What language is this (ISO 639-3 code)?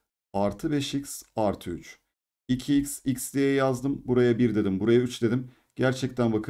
tur